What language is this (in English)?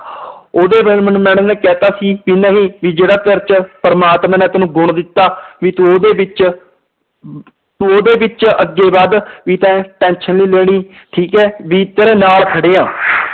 Punjabi